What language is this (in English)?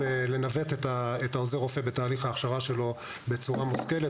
Hebrew